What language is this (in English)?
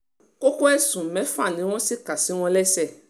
Yoruba